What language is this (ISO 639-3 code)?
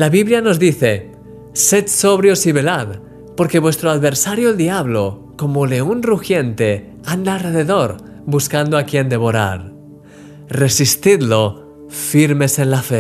spa